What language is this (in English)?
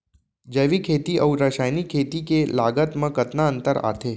Chhattisgarhi